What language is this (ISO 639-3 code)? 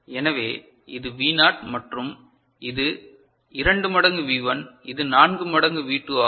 tam